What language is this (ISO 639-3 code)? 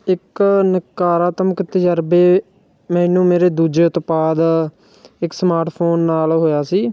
pan